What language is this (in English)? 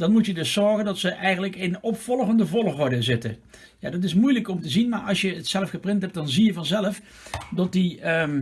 Dutch